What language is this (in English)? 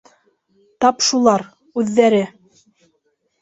Bashkir